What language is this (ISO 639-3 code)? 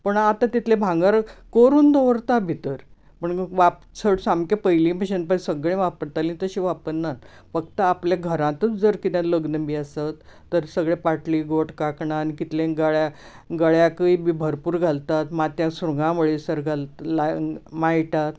kok